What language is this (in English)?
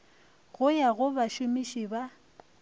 Northern Sotho